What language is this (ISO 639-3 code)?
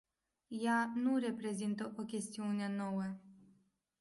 ron